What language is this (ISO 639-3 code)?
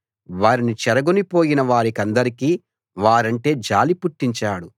tel